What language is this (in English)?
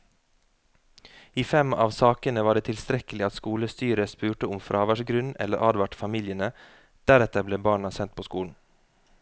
Norwegian